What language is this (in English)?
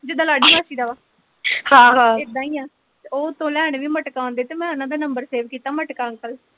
Punjabi